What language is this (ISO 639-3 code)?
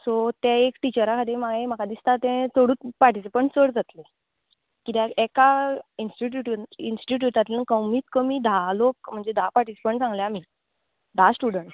kok